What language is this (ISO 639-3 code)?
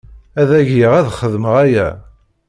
kab